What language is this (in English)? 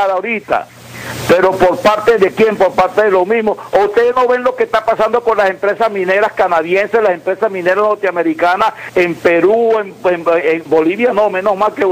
Spanish